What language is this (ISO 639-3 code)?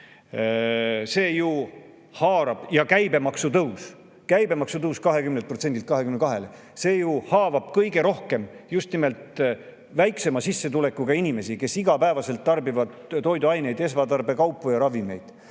est